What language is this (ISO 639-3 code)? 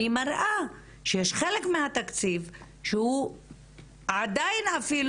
heb